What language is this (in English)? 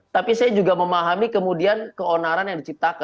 Indonesian